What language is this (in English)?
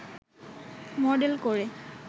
Bangla